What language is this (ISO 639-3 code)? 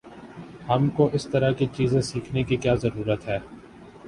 urd